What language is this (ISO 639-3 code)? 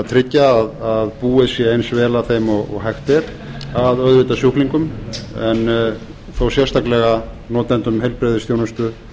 isl